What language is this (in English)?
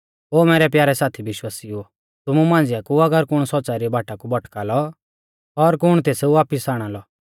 Mahasu Pahari